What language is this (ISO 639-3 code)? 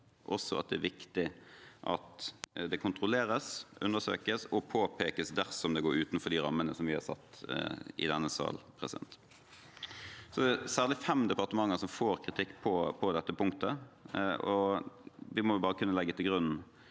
nor